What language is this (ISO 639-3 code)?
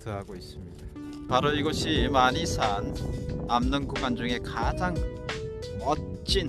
kor